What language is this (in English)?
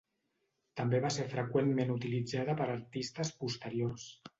Catalan